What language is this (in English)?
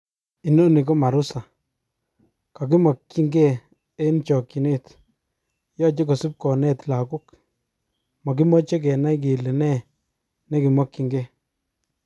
Kalenjin